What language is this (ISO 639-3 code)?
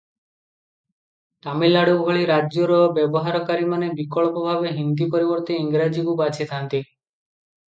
ori